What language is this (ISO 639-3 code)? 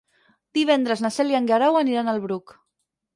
cat